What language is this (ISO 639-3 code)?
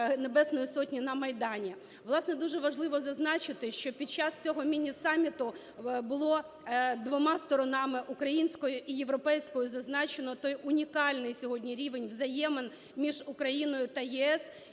ukr